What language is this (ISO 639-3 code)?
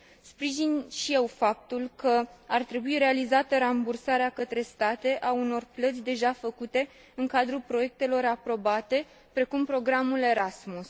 ron